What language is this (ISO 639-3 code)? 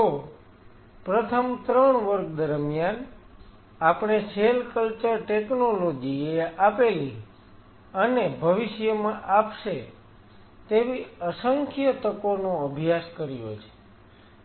guj